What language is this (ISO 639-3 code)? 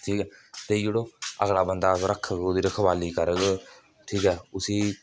doi